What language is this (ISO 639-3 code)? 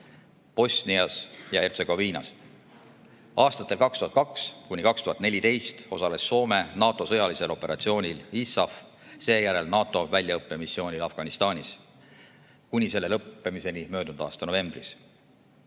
est